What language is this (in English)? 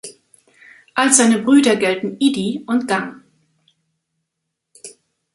German